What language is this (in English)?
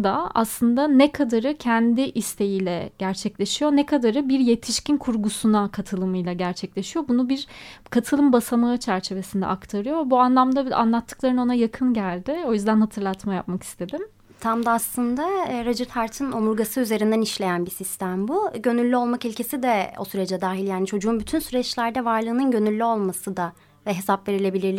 Turkish